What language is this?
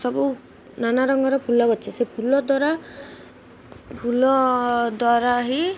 Odia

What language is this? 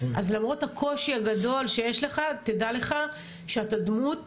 Hebrew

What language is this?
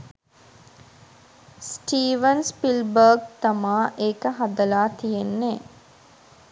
Sinhala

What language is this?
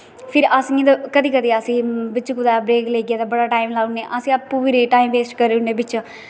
Dogri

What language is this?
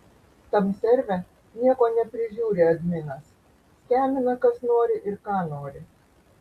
Lithuanian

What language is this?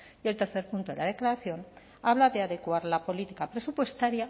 Spanish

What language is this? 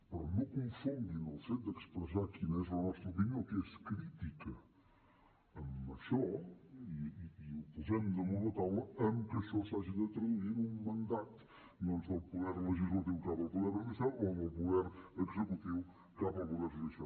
Catalan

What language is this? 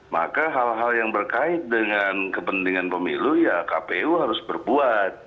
Indonesian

